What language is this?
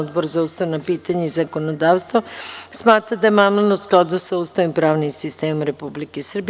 Serbian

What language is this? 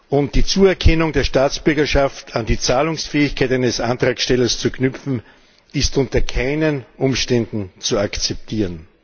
German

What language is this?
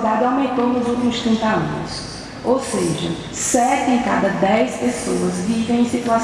Portuguese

